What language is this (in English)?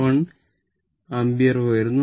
Malayalam